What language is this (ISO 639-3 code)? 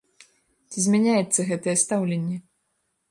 bel